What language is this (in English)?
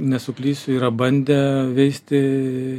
Lithuanian